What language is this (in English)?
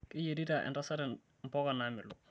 Masai